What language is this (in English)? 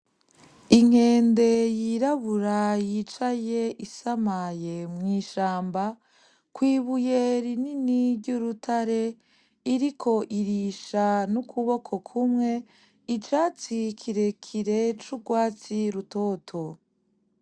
Rundi